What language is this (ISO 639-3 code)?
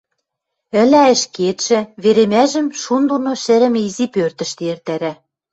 mrj